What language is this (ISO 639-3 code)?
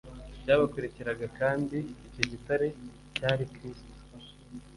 kin